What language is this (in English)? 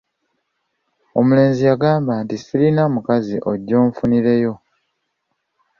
Ganda